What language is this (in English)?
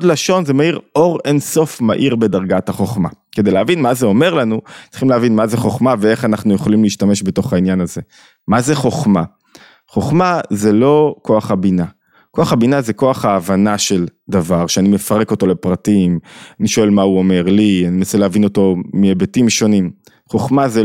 Hebrew